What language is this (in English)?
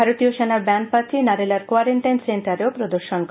Bangla